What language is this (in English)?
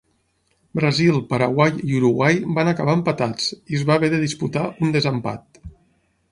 Catalan